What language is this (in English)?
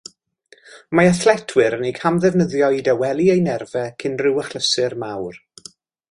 Welsh